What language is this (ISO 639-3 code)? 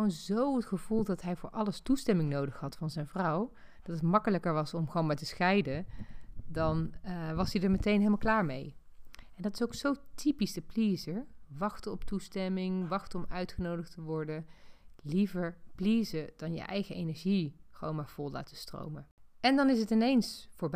nld